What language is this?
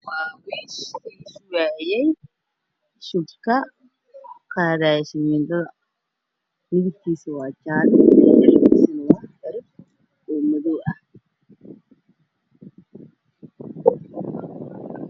Somali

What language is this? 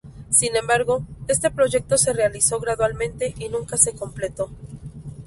Spanish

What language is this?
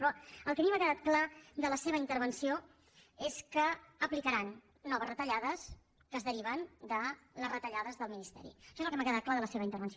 Catalan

